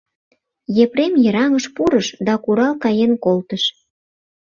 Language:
Mari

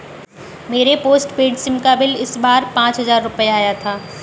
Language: Hindi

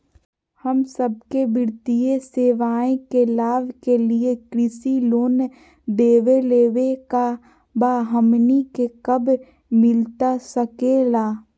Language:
Magahi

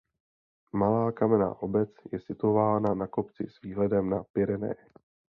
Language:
Czech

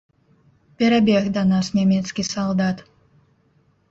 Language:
Belarusian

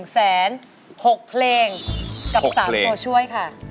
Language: Thai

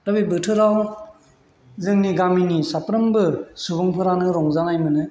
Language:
Bodo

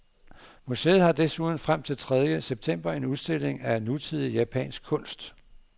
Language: Danish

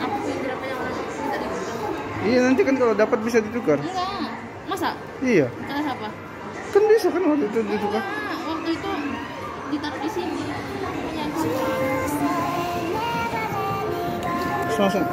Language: Indonesian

